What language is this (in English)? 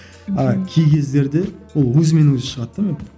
Kazakh